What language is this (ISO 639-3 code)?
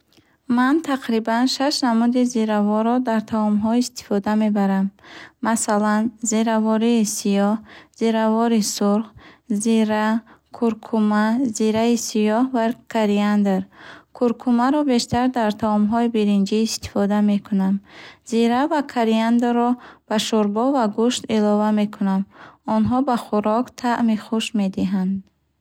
bhh